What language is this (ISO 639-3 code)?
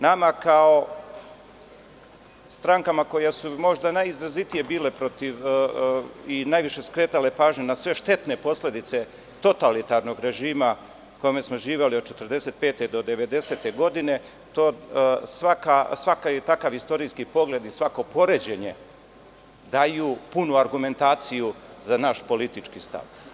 srp